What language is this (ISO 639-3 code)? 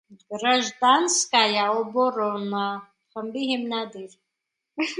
hye